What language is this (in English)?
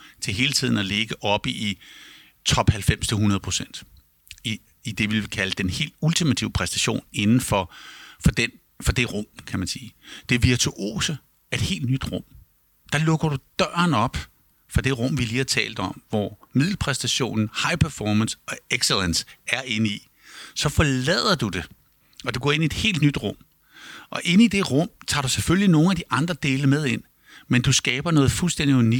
Danish